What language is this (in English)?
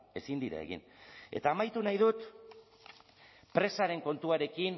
Basque